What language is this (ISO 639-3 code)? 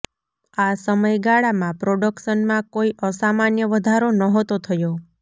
guj